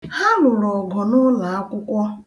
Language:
Igbo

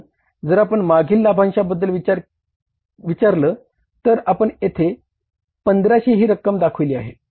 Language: Marathi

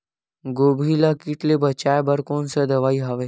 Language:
Chhattisgarhi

